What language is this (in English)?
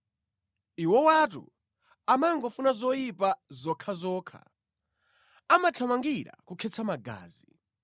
Nyanja